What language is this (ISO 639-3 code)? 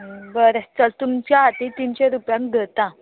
kok